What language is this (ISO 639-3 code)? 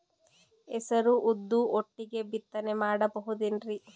kan